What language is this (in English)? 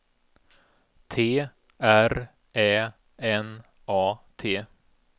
Swedish